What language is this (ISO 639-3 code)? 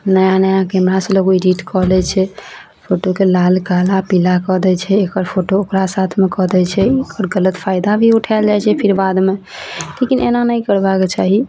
mai